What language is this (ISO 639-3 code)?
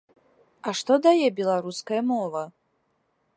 bel